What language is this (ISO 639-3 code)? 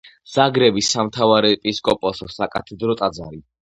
kat